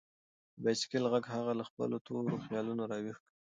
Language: Pashto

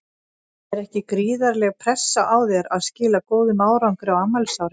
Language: Icelandic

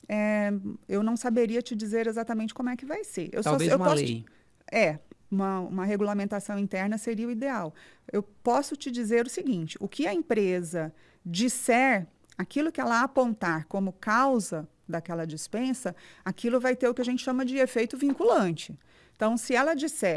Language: Portuguese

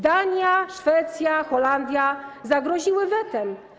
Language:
Polish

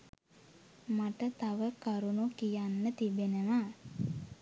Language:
Sinhala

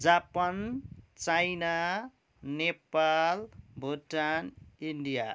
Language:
Nepali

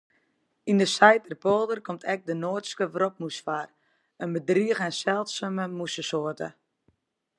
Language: Western Frisian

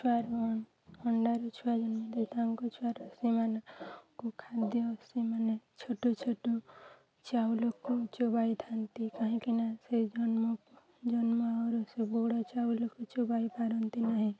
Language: Odia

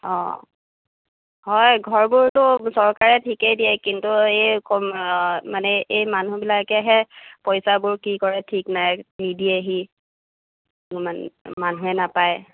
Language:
Assamese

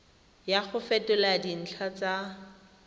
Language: Tswana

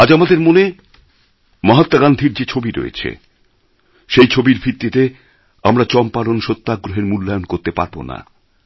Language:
Bangla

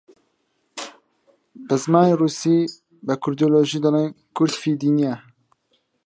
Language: Central Kurdish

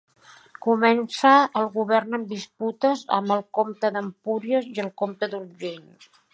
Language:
Catalan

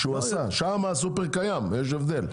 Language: Hebrew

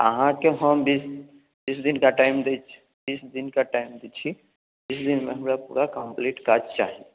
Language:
Maithili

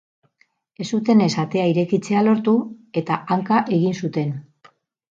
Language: Basque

